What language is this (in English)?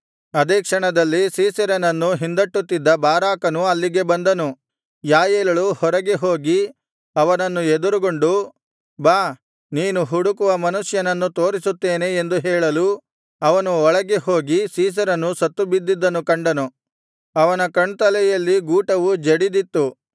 Kannada